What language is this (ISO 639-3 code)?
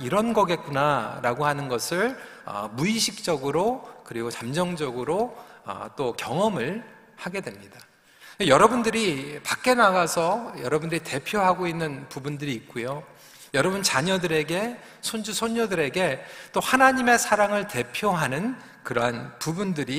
kor